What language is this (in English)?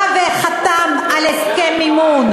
Hebrew